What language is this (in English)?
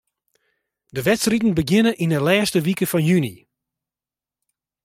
Western Frisian